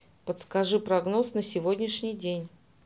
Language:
Russian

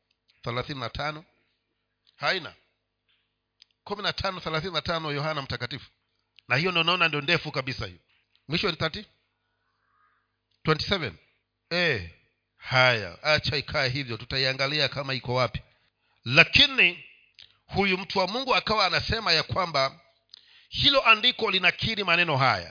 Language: Swahili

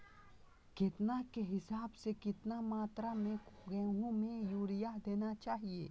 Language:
Magahi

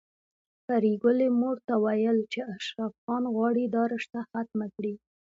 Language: Pashto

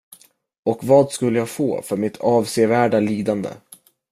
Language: Swedish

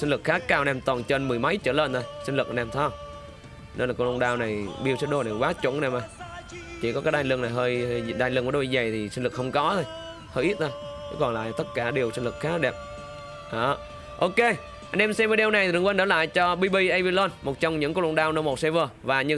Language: Vietnamese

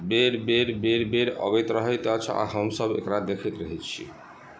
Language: Maithili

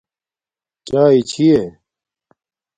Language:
Domaaki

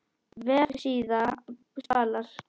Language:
Icelandic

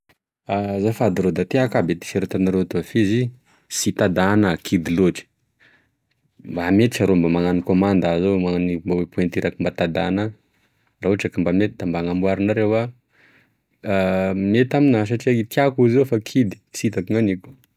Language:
Tesaka Malagasy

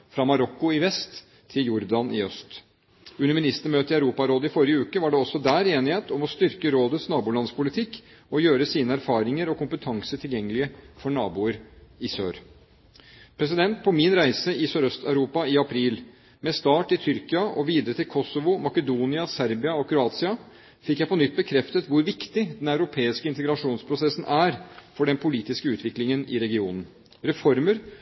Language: Norwegian Bokmål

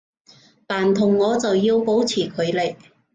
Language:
Cantonese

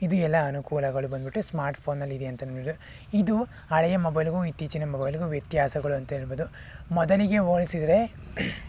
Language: Kannada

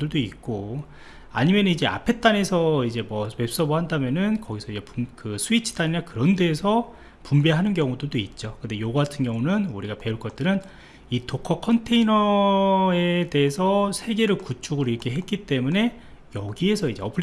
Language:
Korean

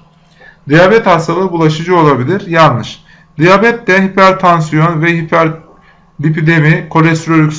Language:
Turkish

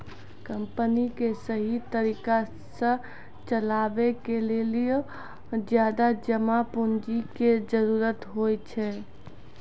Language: Maithili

